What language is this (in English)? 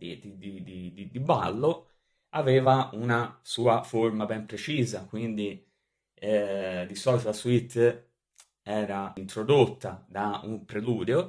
Italian